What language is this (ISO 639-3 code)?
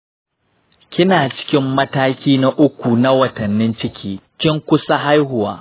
hau